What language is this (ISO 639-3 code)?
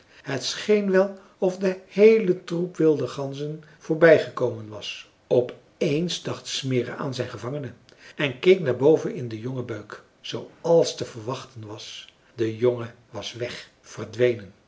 nld